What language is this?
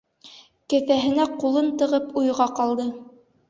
Bashkir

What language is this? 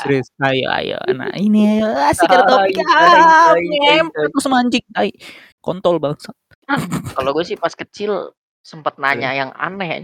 Indonesian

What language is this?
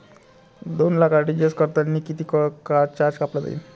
Marathi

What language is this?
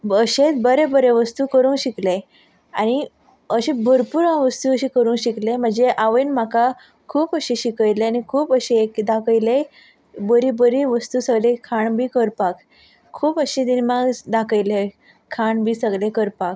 Konkani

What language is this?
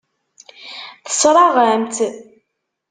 Kabyle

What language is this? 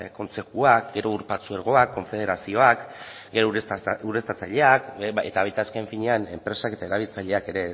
Basque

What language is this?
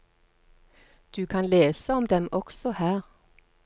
Norwegian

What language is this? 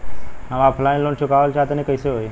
Bhojpuri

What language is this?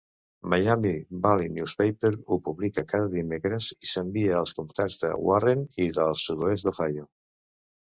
Catalan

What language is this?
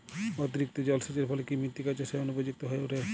Bangla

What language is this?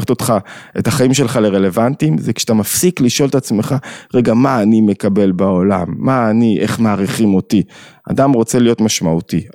Hebrew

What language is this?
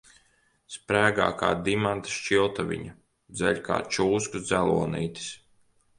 Latvian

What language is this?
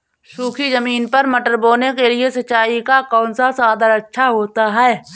Hindi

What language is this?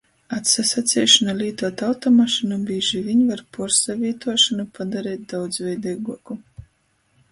Latgalian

